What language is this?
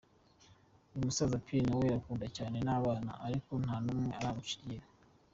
Kinyarwanda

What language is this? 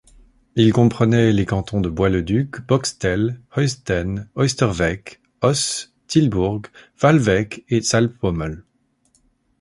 French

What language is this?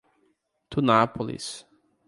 Portuguese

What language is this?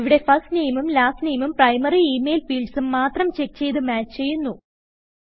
Malayalam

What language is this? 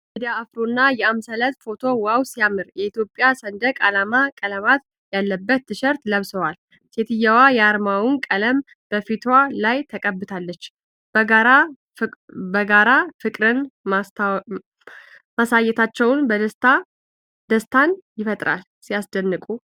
Amharic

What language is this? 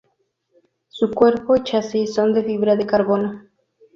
Spanish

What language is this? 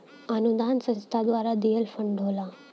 Bhojpuri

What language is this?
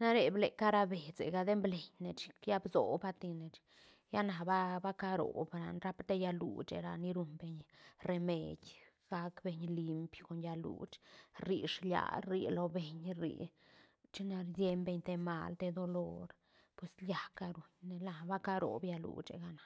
Santa Catarina Albarradas Zapotec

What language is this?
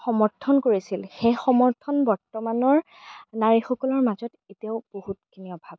Assamese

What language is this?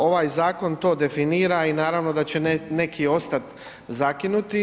Croatian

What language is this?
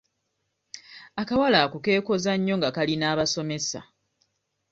Ganda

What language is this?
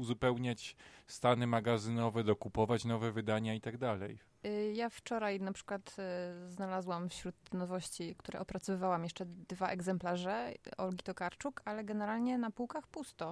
Polish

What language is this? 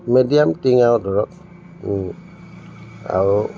Assamese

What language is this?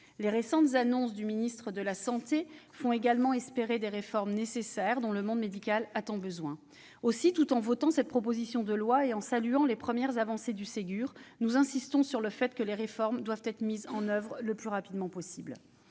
French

